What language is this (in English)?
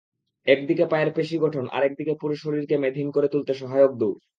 Bangla